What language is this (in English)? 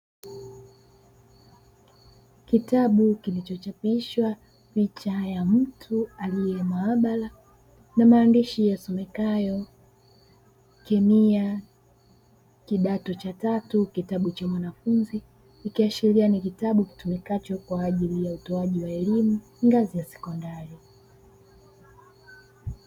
Swahili